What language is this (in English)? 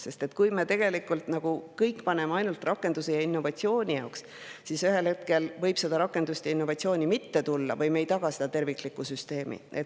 Estonian